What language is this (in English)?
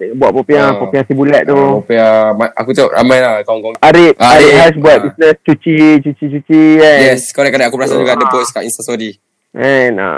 Malay